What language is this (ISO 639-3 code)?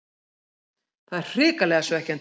isl